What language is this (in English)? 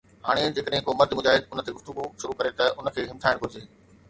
Sindhi